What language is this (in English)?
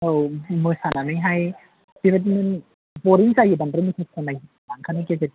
Bodo